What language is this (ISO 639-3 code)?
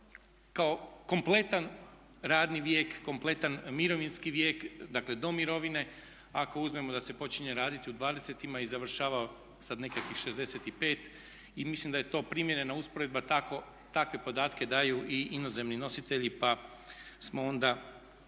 hrv